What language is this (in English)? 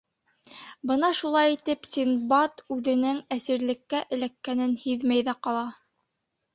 Bashkir